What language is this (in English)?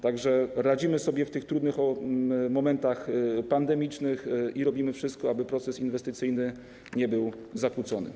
Polish